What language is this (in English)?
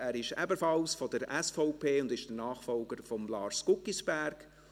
Swiss German